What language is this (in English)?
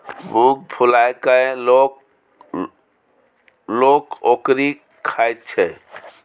Maithili